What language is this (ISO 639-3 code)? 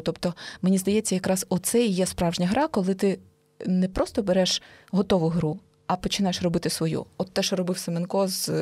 ukr